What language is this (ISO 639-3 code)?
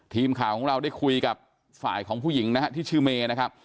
tha